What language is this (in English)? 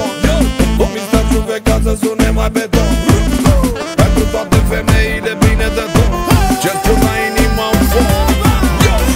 Romanian